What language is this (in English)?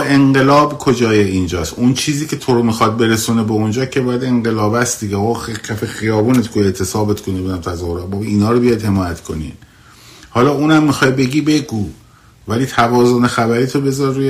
Persian